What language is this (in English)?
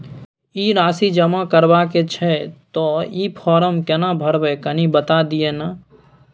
Maithili